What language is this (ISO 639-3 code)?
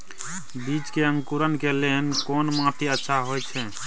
mai